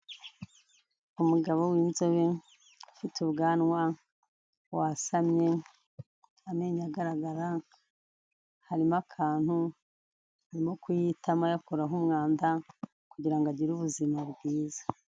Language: Kinyarwanda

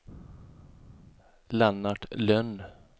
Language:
Swedish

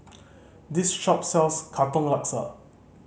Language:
English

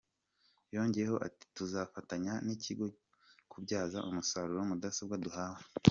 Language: Kinyarwanda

